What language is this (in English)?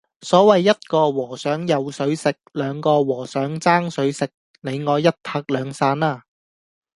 Cantonese